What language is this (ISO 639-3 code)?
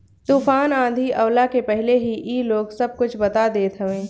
bho